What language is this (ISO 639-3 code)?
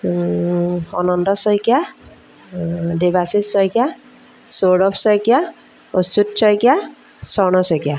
asm